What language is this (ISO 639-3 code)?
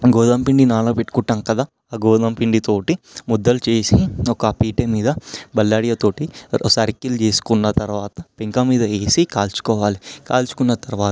tel